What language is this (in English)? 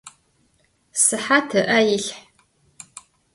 Adyghe